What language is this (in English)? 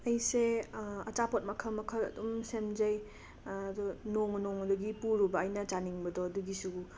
Manipuri